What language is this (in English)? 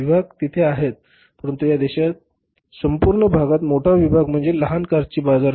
Marathi